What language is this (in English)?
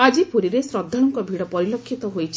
Odia